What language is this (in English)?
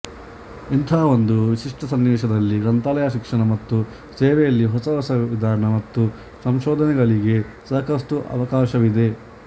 Kannada